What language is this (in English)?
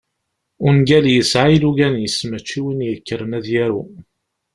Kabyle